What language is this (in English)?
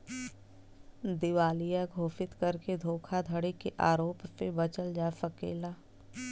Bhojpuri